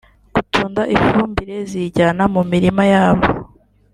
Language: Kinyarwanda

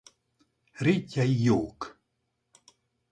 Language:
Hungarian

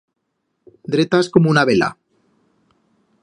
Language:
Aragonese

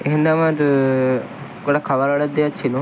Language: Bangla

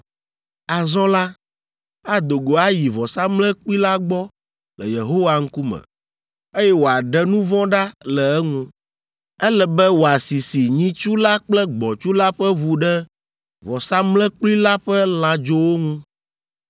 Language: Ewe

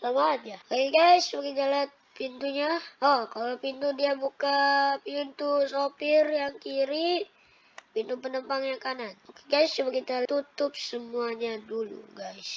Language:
Indonesian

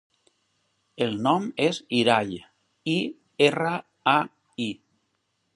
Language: Catalan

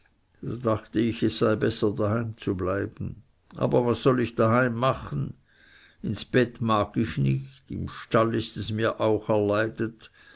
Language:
German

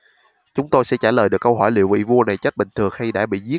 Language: Vietnamese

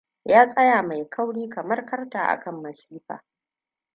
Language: Hausa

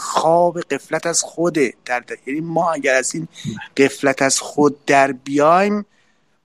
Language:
Persian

